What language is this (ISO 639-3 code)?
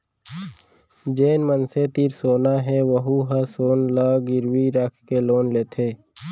hne